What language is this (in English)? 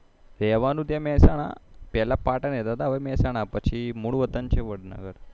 Gujarati